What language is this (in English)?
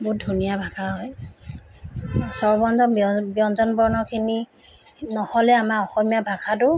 Assamese